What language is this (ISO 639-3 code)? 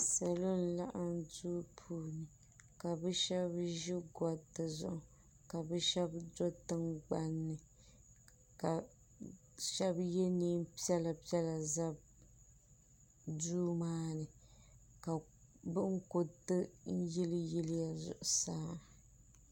dag